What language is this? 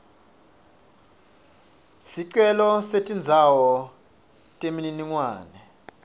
Swati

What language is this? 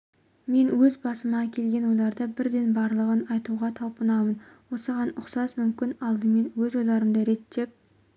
Kazakh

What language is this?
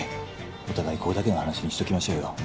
Japanese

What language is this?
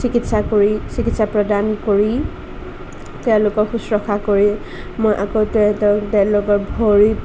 Assamese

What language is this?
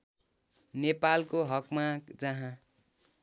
Nepali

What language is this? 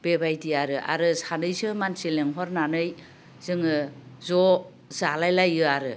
Bodo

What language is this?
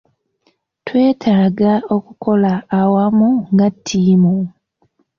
Ganda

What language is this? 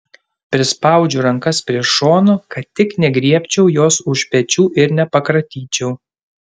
Lithuanian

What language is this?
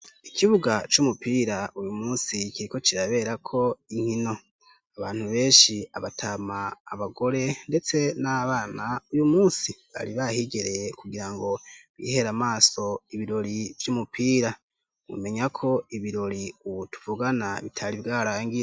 Rundi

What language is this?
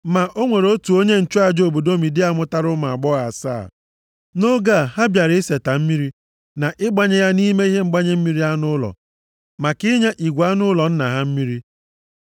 Igbo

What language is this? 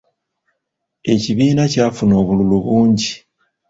Ganda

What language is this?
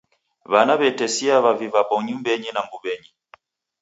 Taita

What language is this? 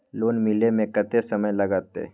Maithili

